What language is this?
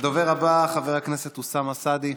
Hebrew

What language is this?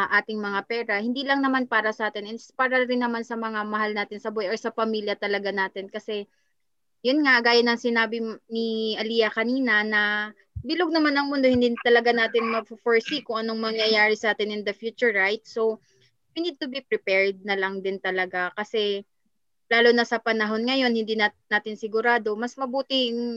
Filipino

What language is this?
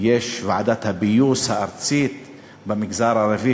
Hebrew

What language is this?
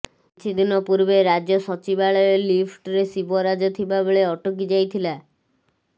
Odia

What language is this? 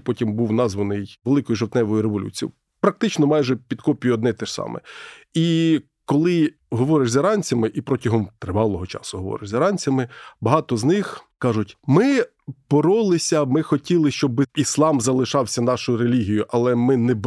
Ukrainian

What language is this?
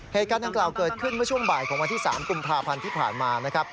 Thai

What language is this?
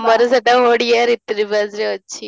Odia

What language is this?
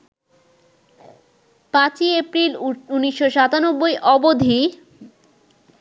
Bangla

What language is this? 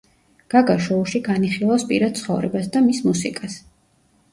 Georgian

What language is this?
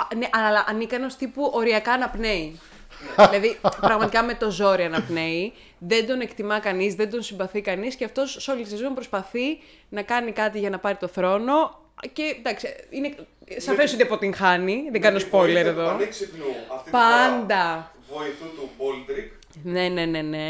Greek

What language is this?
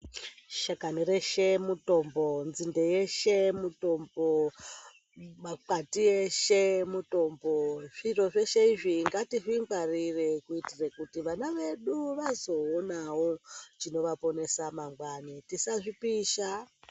Ndau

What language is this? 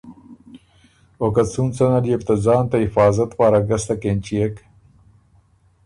Ormuri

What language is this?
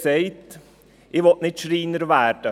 Swiss German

